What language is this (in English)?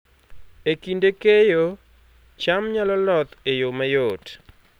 Luo (Kenya and Tanzania)